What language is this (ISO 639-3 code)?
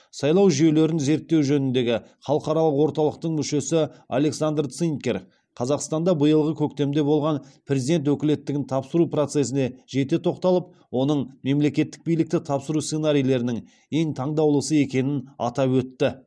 kaz